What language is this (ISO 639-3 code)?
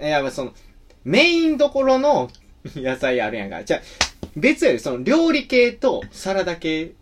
jpn